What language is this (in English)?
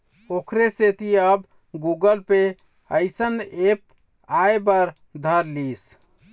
Chhattisgarhi